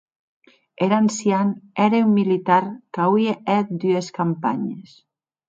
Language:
Occitan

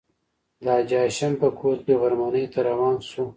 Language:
Pashto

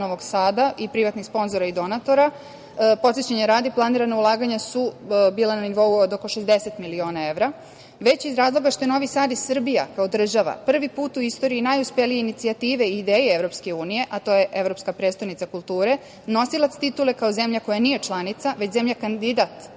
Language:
Serbian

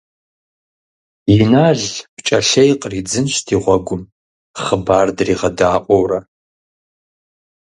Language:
Kabardian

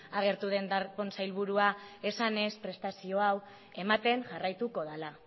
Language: Basque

